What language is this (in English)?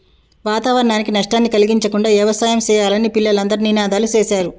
Telugu